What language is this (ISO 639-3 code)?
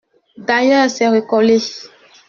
fra